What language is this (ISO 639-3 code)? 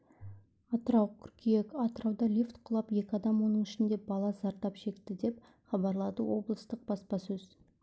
kaz